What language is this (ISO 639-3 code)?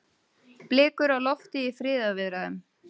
isl